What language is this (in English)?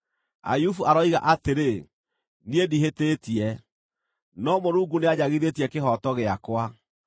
Kikuyu